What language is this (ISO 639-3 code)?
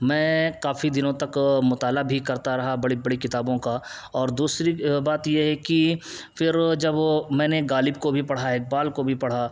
urd